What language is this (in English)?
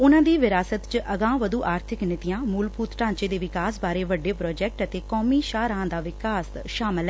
Punjabi